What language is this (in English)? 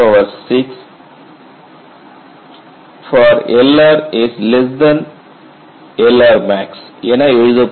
Tamil